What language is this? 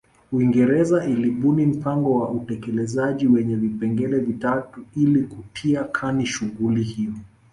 Swahili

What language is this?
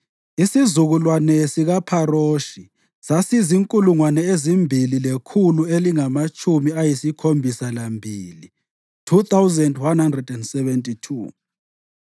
North Ndebele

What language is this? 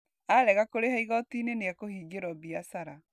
Kikuyu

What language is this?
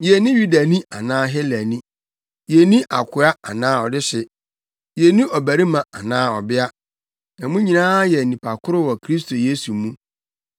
Akan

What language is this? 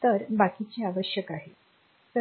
Marathi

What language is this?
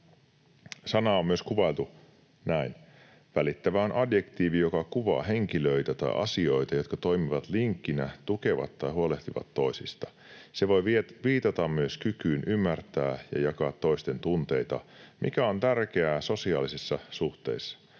Finnish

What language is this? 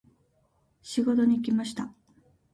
Japanese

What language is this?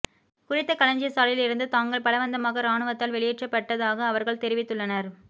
Tamil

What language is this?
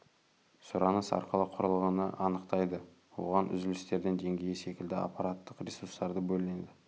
Kazakh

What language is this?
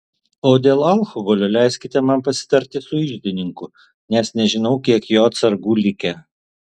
Lithuanian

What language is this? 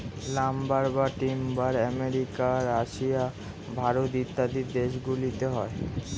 Bangla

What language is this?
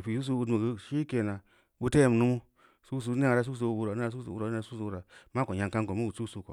Samba Leko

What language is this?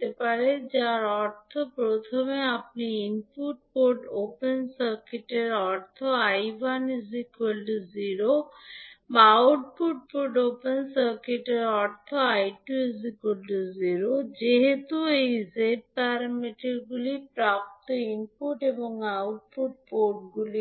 Bangla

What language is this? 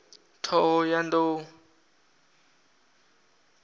Venda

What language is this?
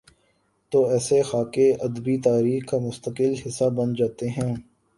Urdu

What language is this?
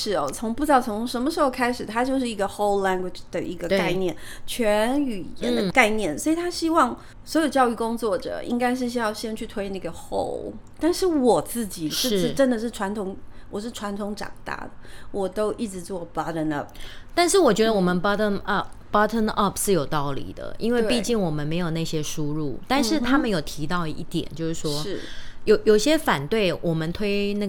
Chinese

